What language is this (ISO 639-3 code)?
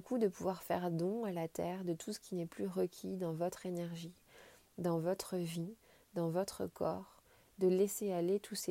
fra